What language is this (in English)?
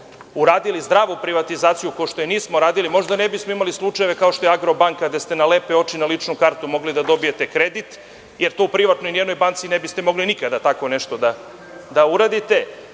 Serbian